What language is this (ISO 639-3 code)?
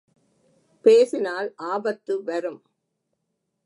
tam